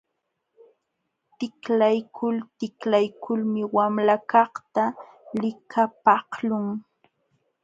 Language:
Jauja Wanca Quechua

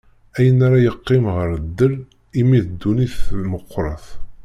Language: Kabyle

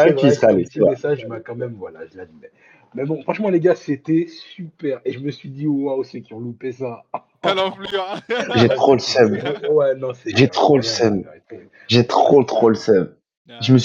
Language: French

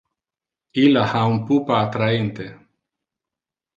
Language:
Interlingua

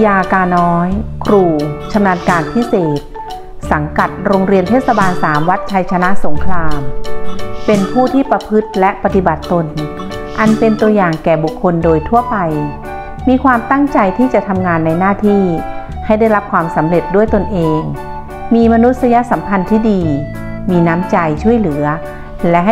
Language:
Thai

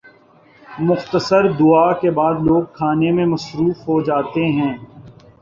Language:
Urdu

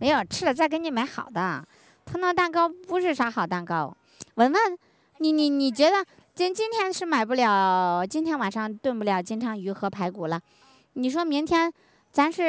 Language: Chinese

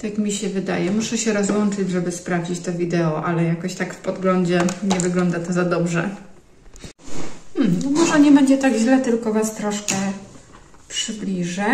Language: Polish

